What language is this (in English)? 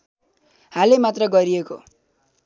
Nepali